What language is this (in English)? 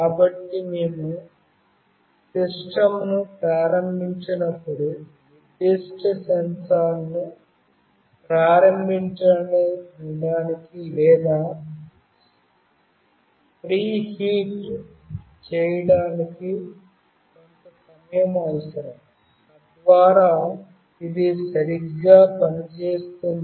Telugu